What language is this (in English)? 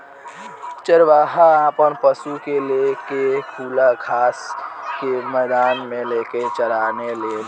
Bhojpuri